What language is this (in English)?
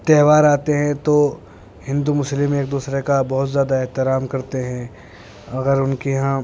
Urdu